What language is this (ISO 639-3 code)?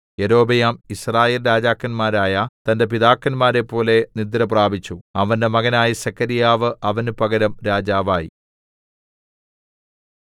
mal